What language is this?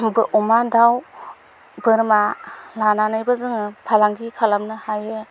Bodo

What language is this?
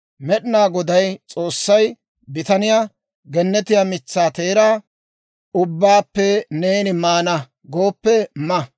Dawro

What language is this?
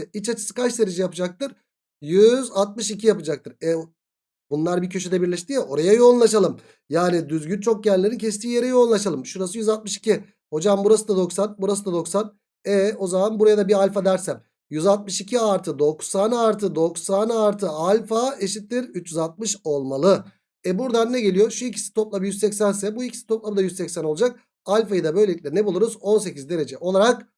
Turkish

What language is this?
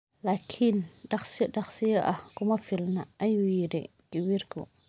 Somali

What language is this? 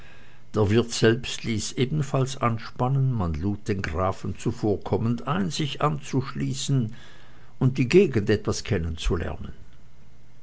German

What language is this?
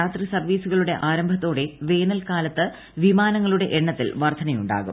Malayalam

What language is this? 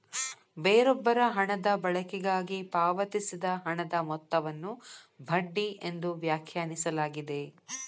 Kannada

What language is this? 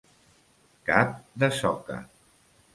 Catalan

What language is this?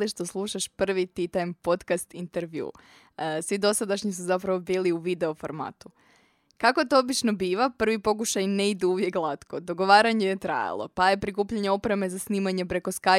Croatian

